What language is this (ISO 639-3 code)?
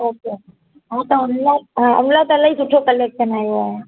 snd